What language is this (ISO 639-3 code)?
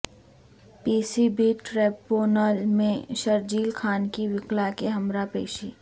urd